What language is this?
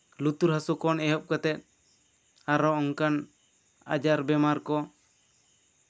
Santali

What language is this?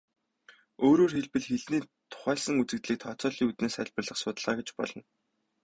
Mongolian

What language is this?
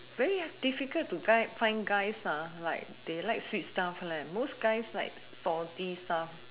English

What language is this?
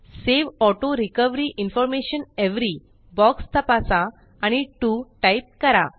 Marathi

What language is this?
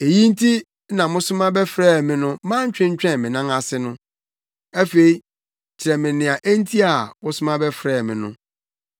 Akan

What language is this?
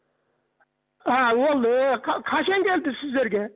Kazakh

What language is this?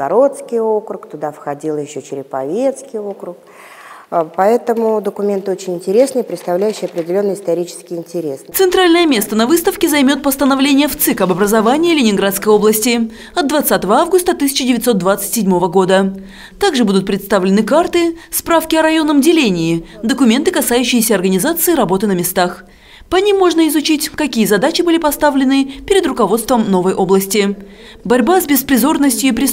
Russian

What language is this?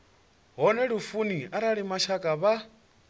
Venda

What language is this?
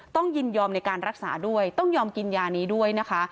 Thai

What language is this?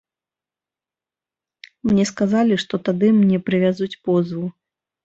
Belarusian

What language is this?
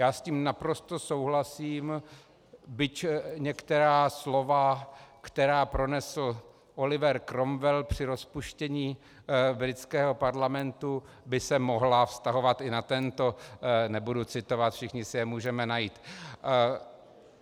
Czech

